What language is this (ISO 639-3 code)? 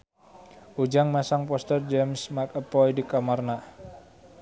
sun